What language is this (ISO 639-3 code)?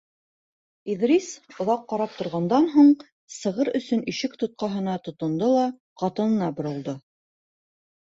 bak